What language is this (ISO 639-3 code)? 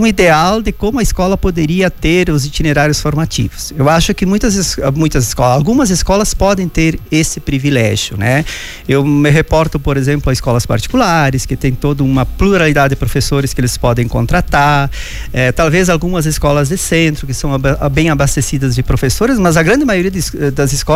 por